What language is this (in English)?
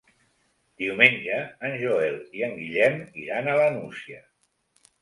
Catalan